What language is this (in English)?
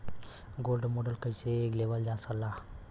Bhojpuri